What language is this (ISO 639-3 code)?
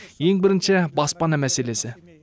kaz